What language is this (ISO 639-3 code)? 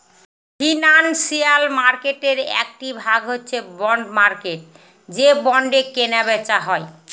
ben